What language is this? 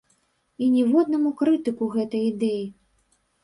Belarusian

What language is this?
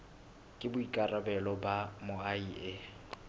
Southern Sotho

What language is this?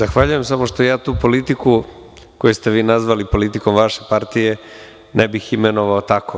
Serbian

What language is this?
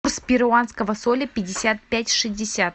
Russian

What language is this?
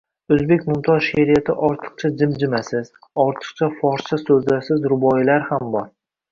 Uzbek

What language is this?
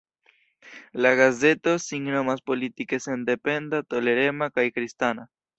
Esperanto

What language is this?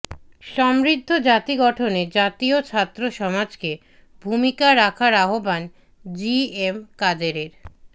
Bangla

